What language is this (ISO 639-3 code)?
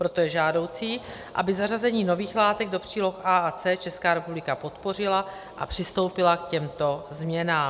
ces